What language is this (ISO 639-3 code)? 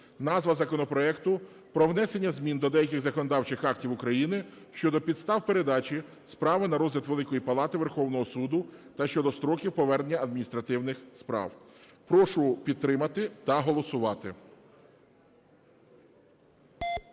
ukr